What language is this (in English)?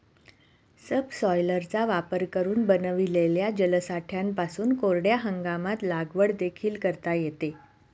Marathi